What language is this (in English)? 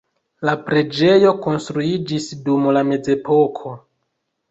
Esperanto